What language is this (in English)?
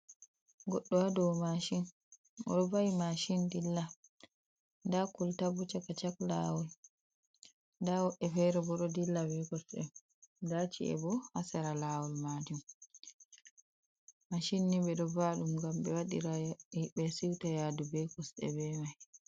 Fula